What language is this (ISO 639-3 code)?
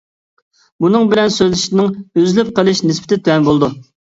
uig